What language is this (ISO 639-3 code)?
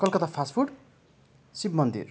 nep